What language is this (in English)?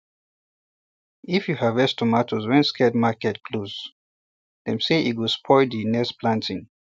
Nigerian Pidgin